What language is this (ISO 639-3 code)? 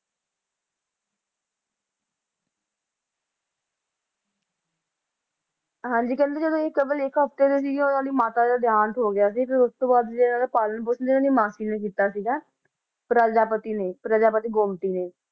pan